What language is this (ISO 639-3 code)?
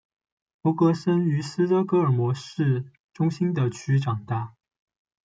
zho